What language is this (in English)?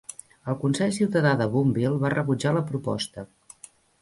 Catalan